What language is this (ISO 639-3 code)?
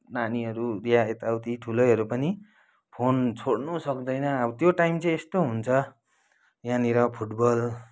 nep